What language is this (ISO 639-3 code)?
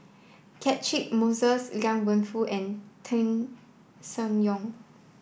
eng